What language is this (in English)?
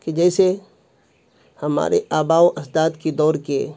Urdu